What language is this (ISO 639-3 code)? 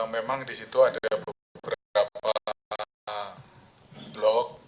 ind